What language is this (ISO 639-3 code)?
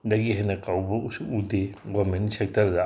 mni